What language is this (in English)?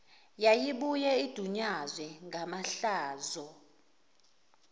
Zulu